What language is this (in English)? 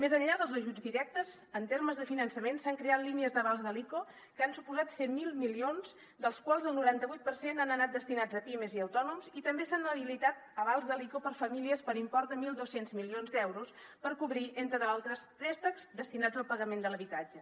Catalan